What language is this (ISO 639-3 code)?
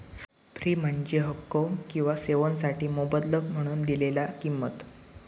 mar